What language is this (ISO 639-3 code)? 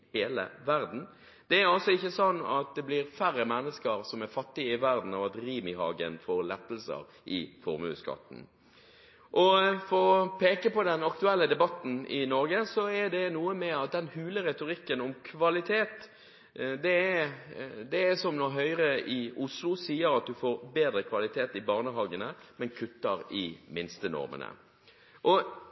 nob